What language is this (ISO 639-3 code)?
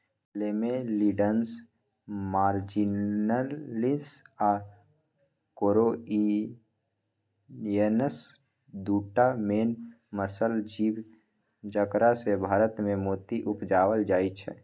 mai